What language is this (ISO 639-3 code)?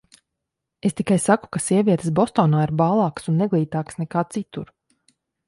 lav